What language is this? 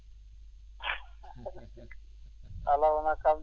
Fula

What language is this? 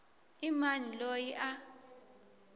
Tsonga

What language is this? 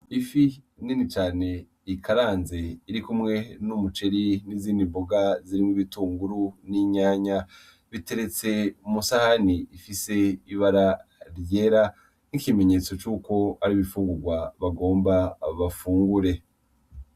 Rundi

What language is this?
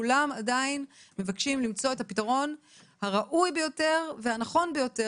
Hebrew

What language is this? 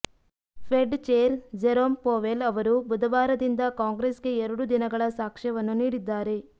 Kannada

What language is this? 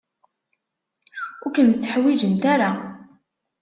Kabyle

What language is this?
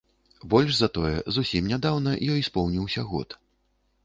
Belarusian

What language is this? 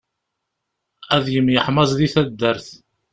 Kabyle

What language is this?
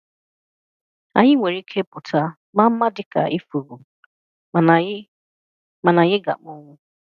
Igbo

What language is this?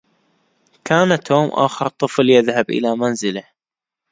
Arabic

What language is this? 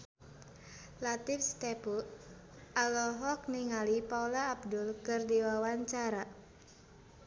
Sundanese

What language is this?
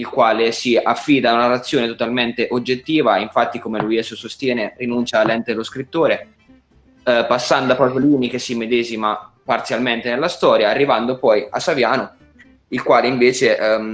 Italian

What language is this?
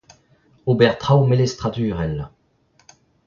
Breton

